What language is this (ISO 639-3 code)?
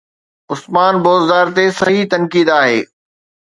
snd